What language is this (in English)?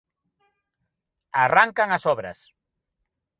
Galician